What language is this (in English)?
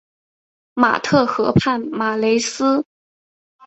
Chinese